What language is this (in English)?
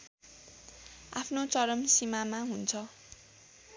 Nepali